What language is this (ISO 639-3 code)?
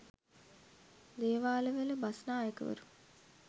sin